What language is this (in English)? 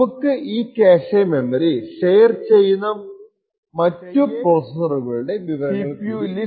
Malayalam